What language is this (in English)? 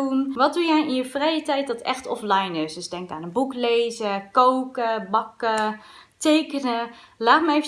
Dutch